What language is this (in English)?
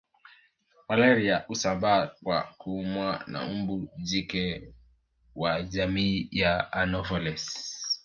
Swahili